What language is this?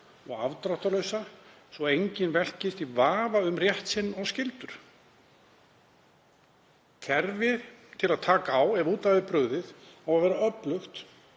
Icelandic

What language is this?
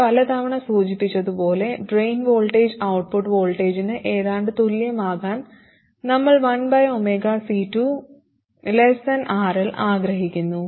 Malayalam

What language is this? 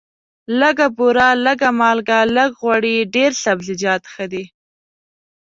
Pashto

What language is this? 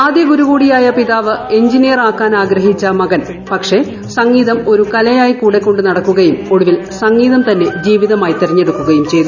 Malayalam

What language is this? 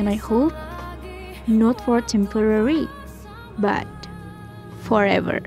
Indonesian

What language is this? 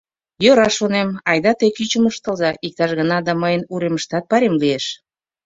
Mari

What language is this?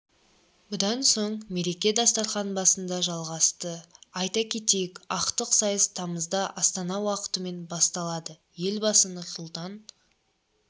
Kazakh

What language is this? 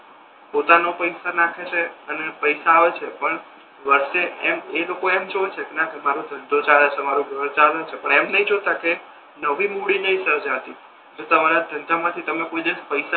Gujarati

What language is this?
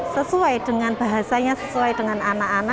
Indonesian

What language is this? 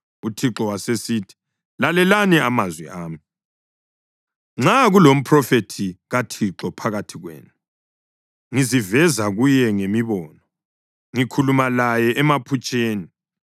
North Ndebele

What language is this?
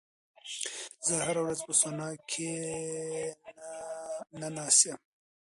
Pashto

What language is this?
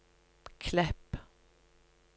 Norwegian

